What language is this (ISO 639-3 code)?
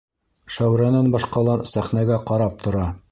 bak